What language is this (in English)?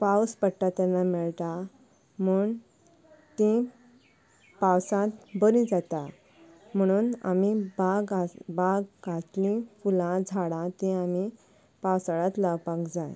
Konkani